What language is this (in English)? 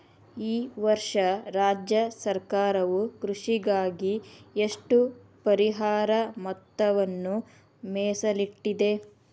Kannada